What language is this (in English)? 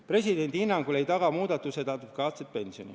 Estonian